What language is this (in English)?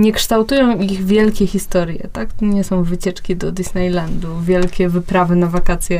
Polish